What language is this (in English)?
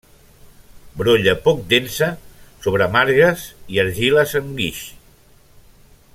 Catalan